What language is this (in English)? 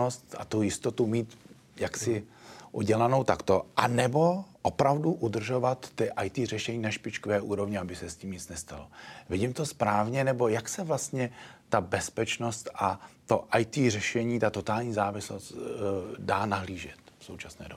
Czech